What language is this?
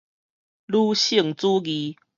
Min Nan Chinese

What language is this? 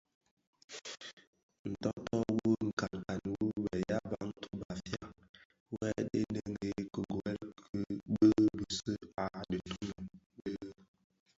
Bafia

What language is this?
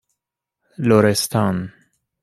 Persian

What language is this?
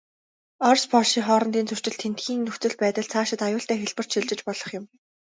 Mongolian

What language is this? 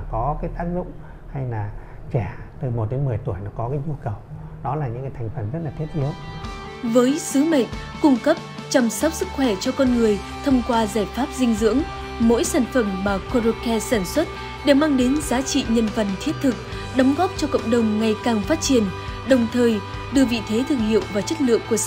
Vietnamese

